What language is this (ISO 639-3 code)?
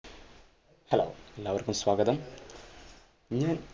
mal